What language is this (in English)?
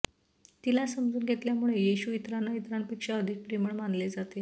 Marathi